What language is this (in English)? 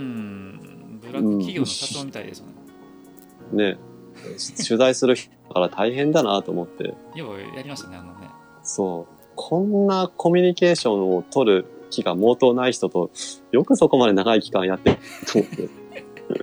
Japanese